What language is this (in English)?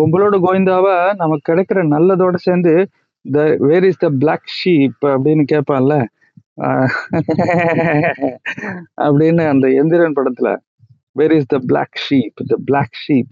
Tamil